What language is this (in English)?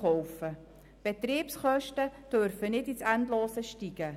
Swiss German